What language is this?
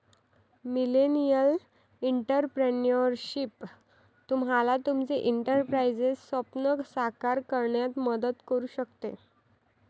Marathi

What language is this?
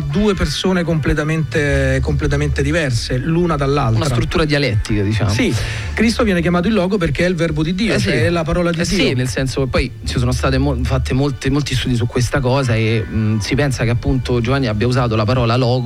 Italian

